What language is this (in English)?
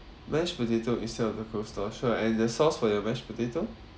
English